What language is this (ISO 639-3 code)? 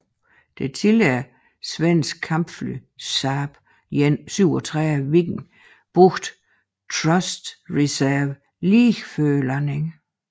dan